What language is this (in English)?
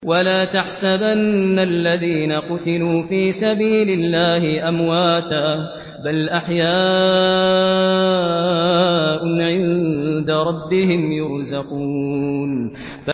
Arabic